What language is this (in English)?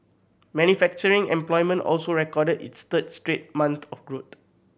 English